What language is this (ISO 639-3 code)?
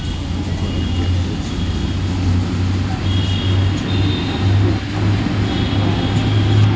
mai